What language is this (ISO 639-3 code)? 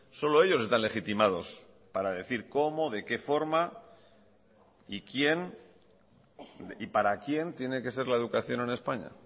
spa